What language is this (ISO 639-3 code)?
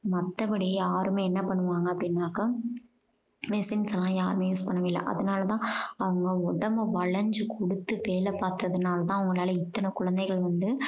tam